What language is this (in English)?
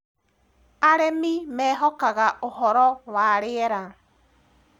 Kikuyu